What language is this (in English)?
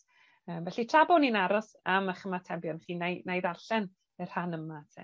Welsh